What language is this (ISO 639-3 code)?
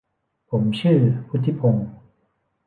tha